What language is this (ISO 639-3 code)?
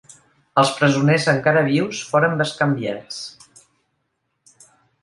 cat